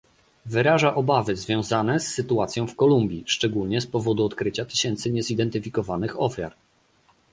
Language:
Polish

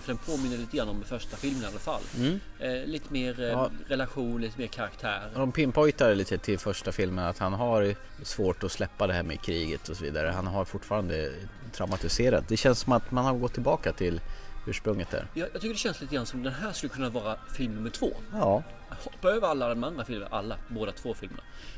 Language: Swedish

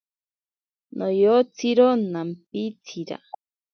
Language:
Ashéninka Perené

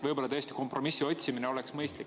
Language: Estonian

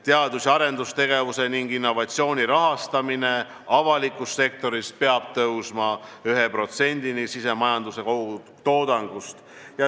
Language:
Estonian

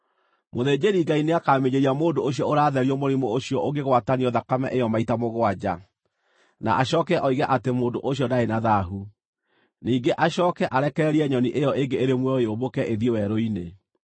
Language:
Kikuyu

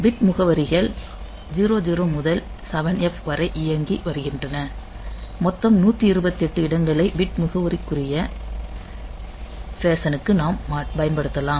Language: Tamil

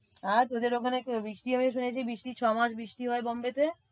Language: Bangla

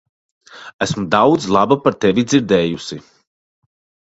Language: Latvian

